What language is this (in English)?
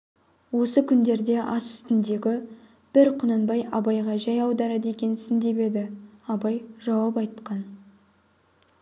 Kazakh